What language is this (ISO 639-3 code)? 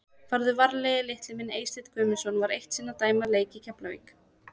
isl